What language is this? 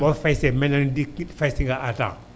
Wolof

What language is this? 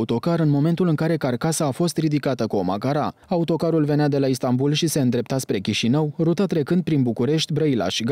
Romanian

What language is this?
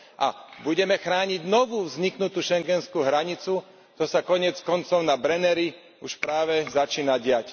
Slovak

